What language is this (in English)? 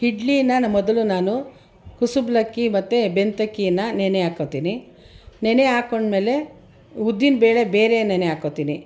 Kannada